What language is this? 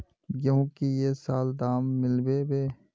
Magahi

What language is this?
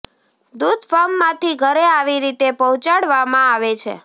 Gujarati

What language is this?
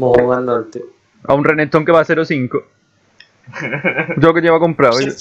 Spanish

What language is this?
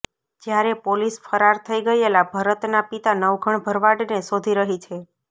Gujarati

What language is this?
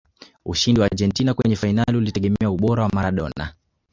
Swahili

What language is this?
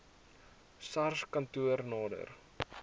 Afrikaans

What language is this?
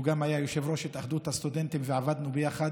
Hebrew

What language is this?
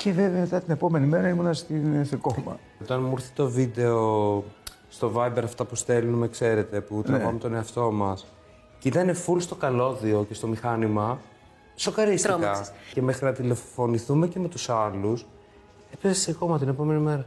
Greek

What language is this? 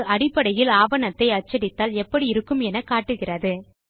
Tamil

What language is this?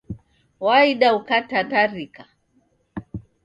Taita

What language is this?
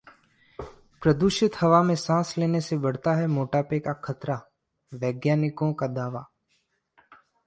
Hindi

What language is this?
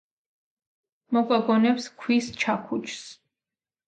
Georgian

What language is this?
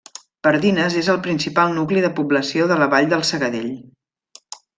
Catalan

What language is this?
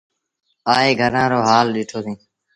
Sindhi Bhil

